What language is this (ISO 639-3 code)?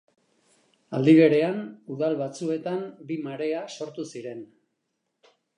eus